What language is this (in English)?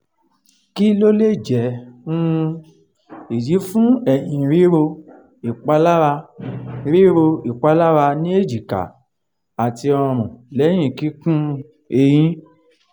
Yoruba